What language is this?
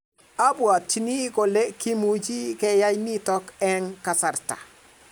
Kalenjin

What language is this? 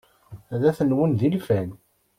Kabyle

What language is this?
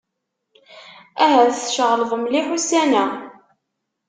Kabyle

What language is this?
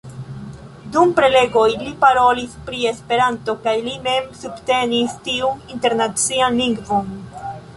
Esperanto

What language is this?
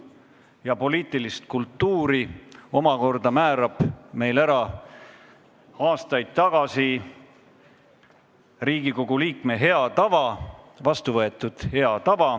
Estonian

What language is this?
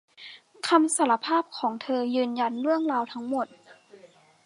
Thai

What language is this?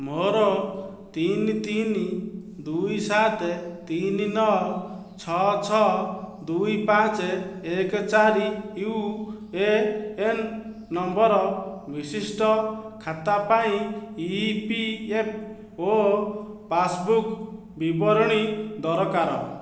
Odia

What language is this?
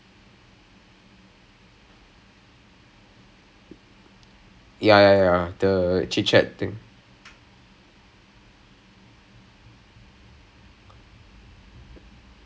English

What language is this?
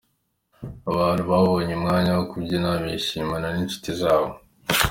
Kinyarwanda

